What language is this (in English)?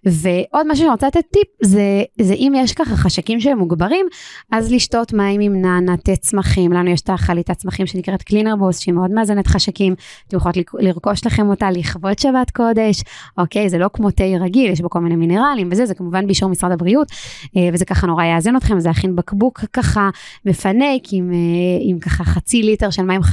Hebrew